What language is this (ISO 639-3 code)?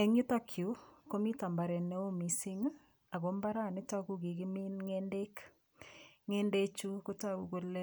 kln